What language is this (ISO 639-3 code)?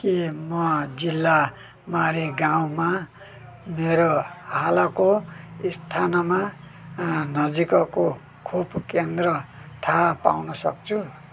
nep